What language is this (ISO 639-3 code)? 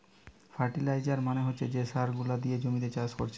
ben